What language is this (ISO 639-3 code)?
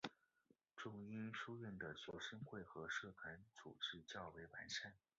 zho